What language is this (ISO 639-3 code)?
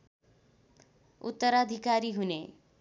nep